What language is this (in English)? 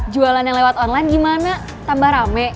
Indonesian